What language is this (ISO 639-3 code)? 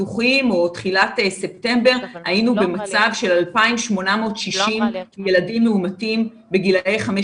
heb